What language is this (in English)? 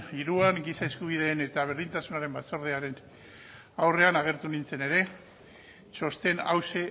Basque